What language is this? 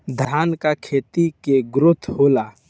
Bhojpuri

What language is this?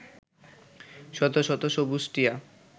Bangla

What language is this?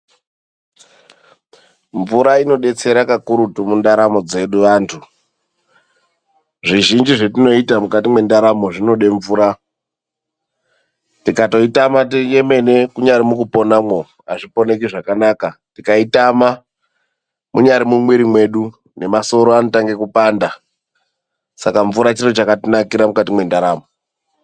Ndau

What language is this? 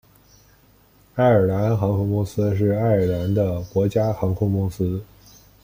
Chinese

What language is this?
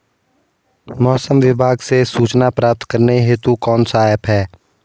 Hindi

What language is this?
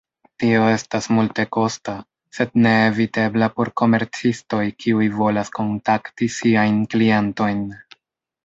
Esperanto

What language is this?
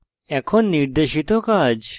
Bangla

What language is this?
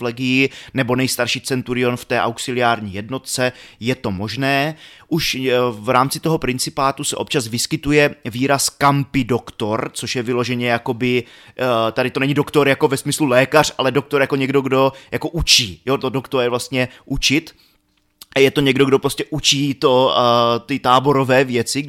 Czech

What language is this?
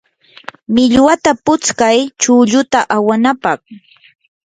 Yanahuanca Pasco Quechua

